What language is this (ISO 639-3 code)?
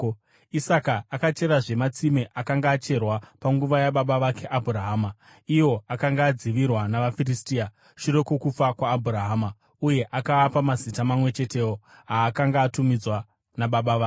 sna